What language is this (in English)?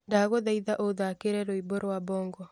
Kikuyu